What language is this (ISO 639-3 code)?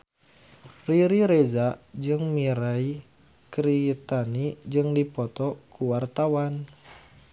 sun